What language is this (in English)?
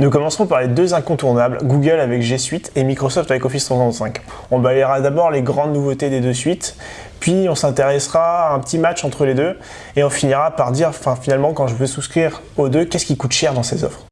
French